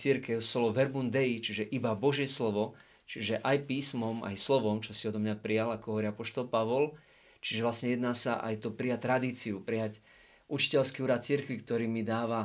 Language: Slovak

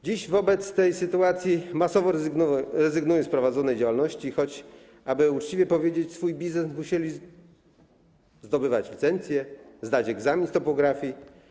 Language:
Polish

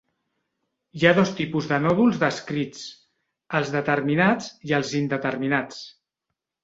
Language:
Catalan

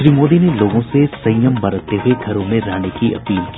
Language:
Hindi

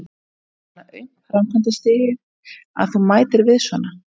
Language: Icelandic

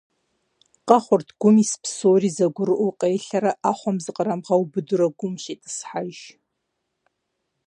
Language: Kabardian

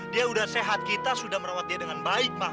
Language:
Indonesian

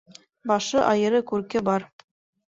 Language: Bashkir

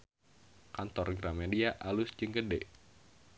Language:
Sundanese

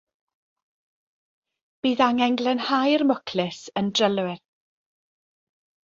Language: Welsh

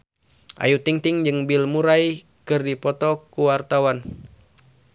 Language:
Sundanese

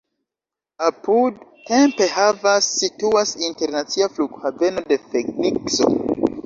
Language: Esperanto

